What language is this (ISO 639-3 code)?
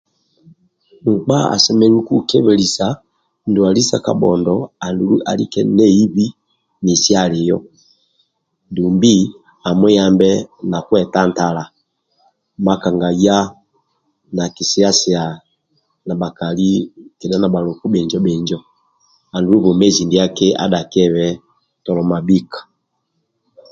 rwm